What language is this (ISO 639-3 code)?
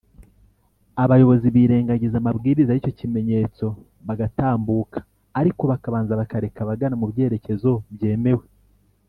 kin